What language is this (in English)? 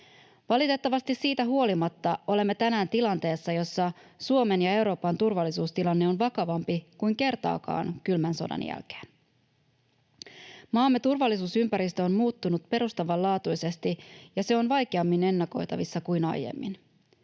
Finnish